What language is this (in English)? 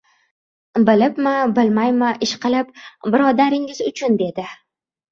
Uzbek